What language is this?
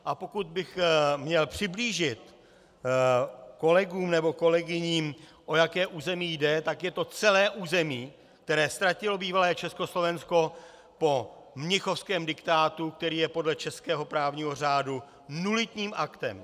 Czech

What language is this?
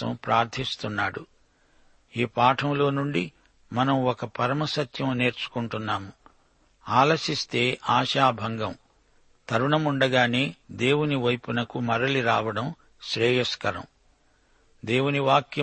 Telugu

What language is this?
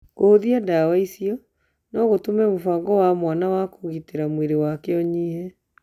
Kikuyu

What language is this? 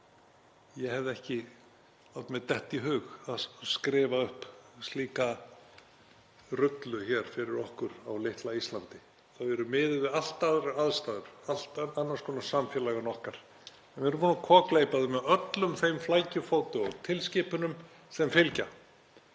Icelandic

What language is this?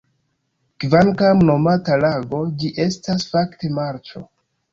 Esperanto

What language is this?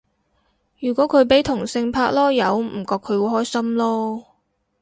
Cantonese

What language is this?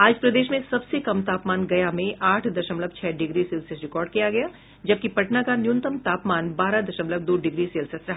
Hindi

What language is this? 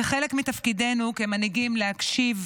Hebrew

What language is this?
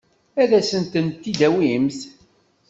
Kabyle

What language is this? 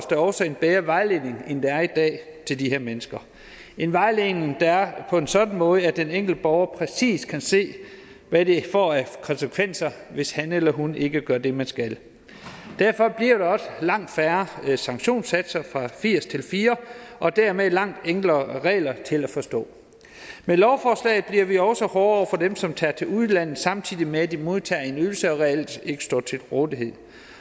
Danish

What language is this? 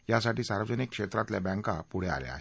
Marathi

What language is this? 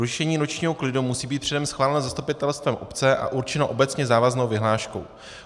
Czech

